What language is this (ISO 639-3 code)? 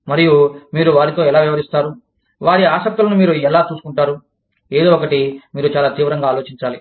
tel